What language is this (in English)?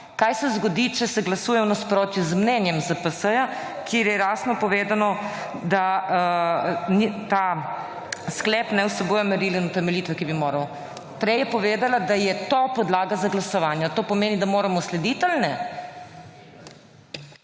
Slovenian